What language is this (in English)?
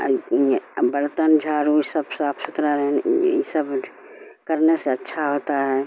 Urdu